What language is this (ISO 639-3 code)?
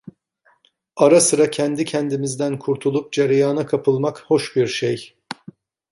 tur